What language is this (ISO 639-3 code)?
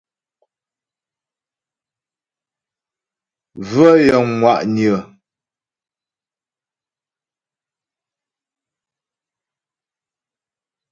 bbj